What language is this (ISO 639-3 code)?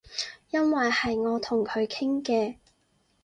yue